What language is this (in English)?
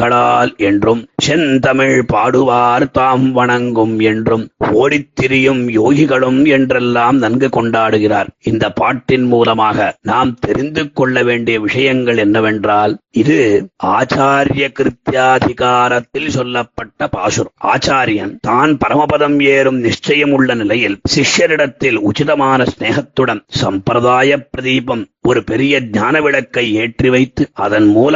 Tamil